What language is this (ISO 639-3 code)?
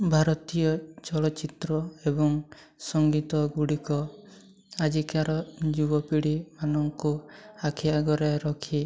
ori